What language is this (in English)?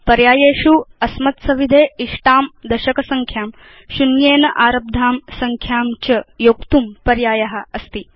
Sanskrit